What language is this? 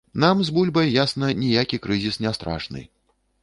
Belarusian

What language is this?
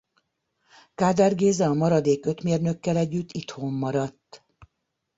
Hungarian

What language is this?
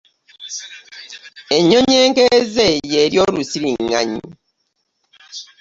Ganda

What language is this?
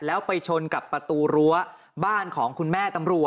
Thai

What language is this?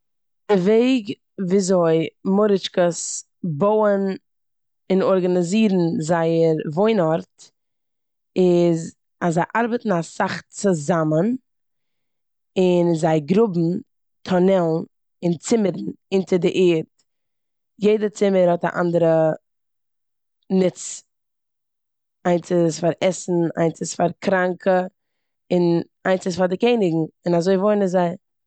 Yiddish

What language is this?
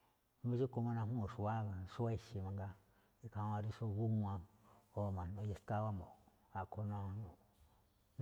Malinaltepec Me'phaa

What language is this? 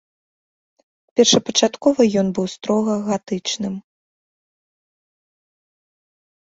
Belarusian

